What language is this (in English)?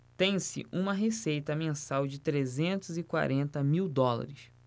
Portuguese